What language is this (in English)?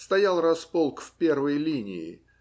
Russian